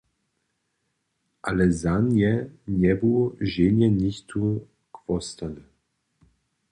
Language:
Upper Sorbian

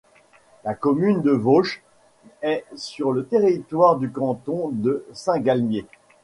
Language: French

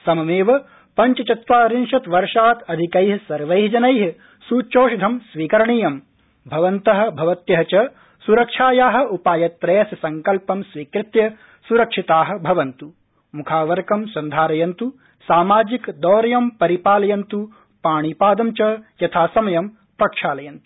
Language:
Sanskrit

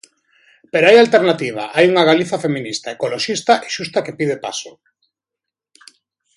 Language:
Galician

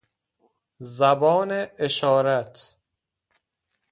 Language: Persian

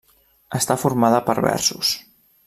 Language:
Catalan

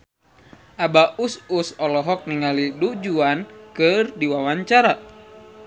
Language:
Sundanese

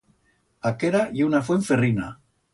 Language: Aragonese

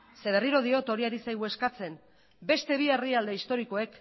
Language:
Basque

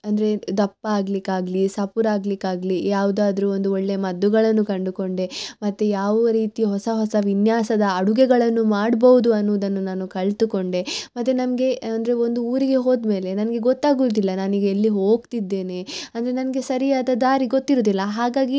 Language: Kannada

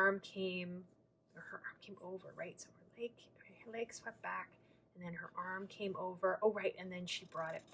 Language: English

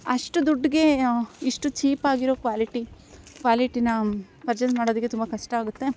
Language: Kannada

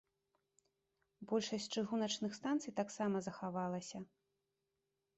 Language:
Belarusian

